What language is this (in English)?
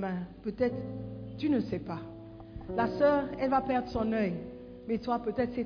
French